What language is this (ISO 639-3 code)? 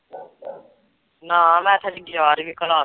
pan